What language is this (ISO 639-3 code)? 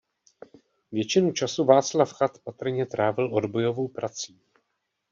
ces